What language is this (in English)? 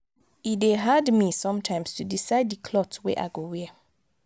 Nigerian Pidgin